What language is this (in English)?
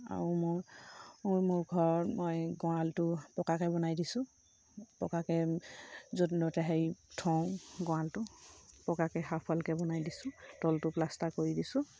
Assamese